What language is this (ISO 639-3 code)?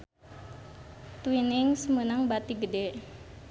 sun